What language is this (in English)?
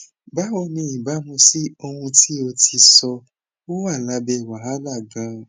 Yoruba